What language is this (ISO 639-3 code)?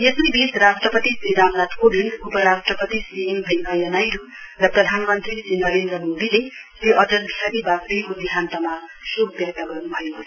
nep